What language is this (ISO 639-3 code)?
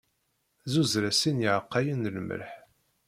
kab